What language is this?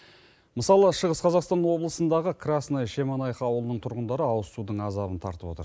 Kazakh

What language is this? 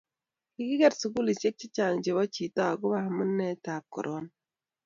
Kalenjin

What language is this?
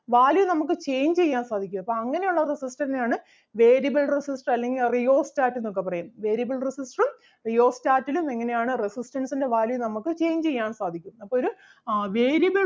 Malayalam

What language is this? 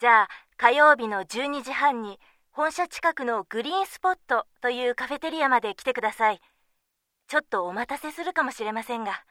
Japanese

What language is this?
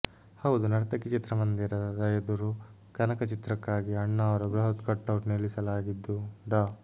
Kannada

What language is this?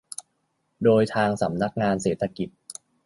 Thai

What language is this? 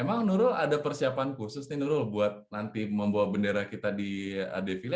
Indonesian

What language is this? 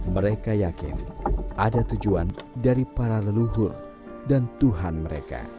Indonesian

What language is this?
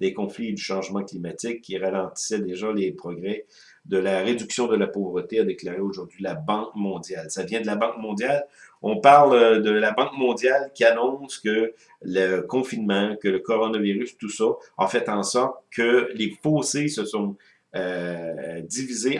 French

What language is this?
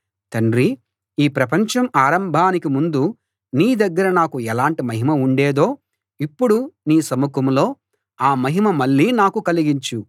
Telugu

